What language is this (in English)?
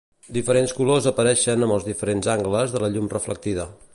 Catalan